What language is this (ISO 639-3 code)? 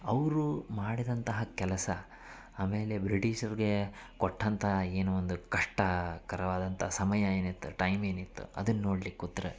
kan